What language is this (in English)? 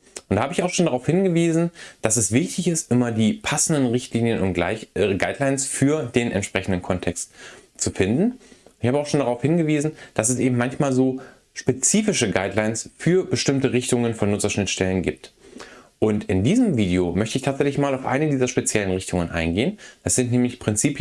German